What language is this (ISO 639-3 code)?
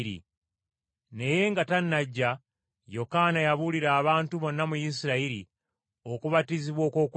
lug